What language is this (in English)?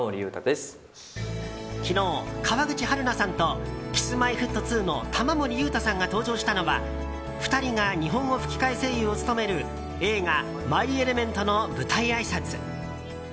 Japanese